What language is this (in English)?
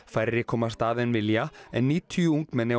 Icelandic